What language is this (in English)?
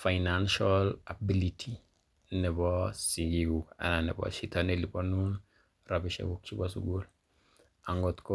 Kalenjin